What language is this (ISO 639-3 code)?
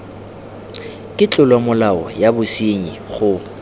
tsn